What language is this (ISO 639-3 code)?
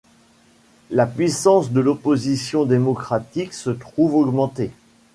fra